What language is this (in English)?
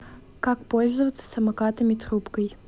Russian